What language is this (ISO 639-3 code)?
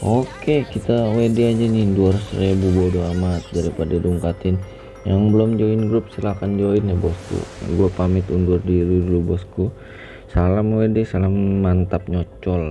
ind